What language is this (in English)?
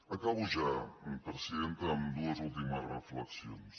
Catalan